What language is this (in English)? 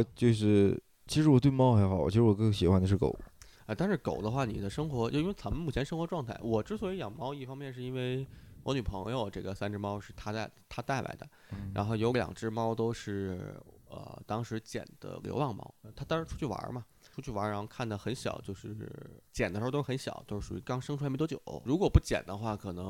Chinese